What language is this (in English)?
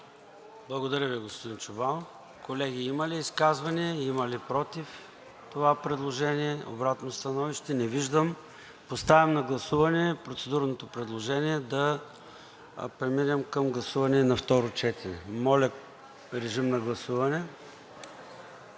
Bulgarian